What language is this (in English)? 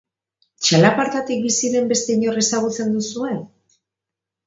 Basque